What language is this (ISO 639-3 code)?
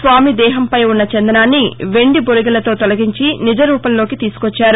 tel